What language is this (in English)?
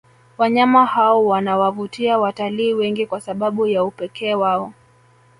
Swahili